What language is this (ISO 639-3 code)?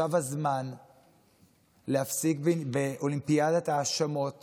heb